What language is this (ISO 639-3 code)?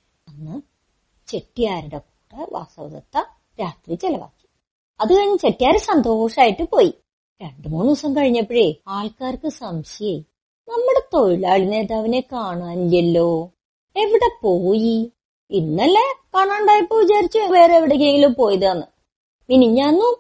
mal